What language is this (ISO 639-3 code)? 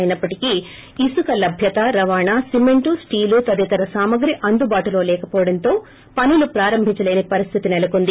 tel